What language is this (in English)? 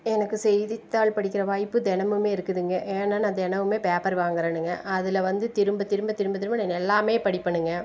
Tamil